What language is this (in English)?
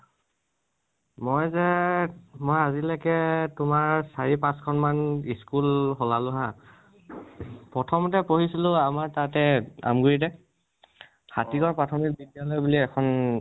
Assamese